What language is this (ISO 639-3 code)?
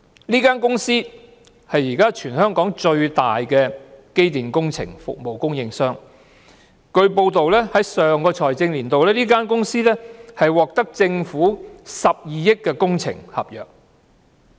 yue